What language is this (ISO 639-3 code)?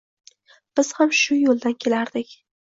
uzb